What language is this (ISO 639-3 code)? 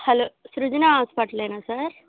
tel